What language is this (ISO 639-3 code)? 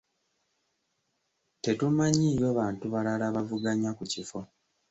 lug